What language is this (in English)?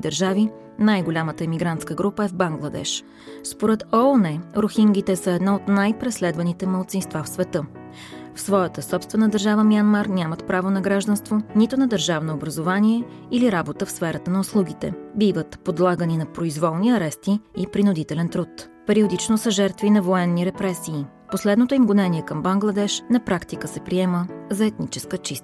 Bulgarian